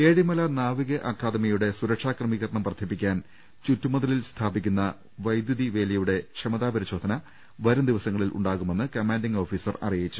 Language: Malayalam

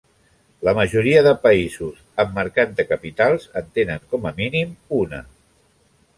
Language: Catalan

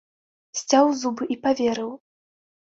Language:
Belarusian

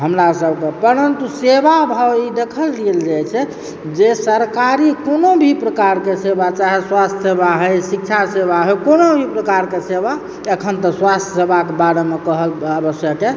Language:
Maithili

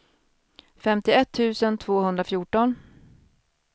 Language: Swedish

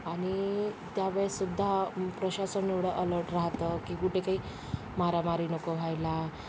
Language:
Marathi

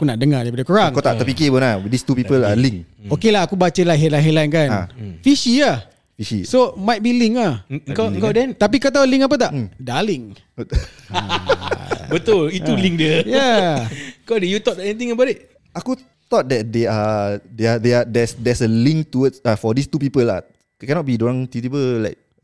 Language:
Malay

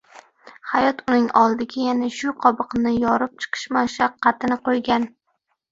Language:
Uzbek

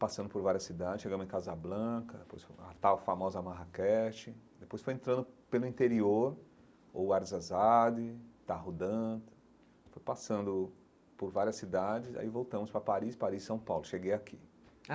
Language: Portuguese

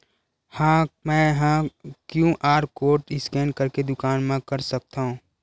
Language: Chhattisgarhi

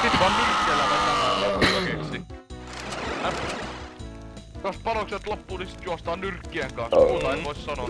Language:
Finnish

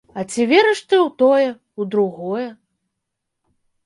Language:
Belarusian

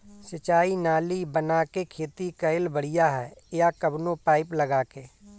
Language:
Bhojpuri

